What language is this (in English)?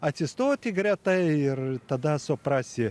Lithuanian